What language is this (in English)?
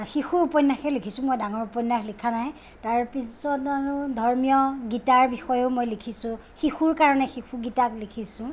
Assamese